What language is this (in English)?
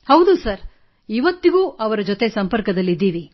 Kannada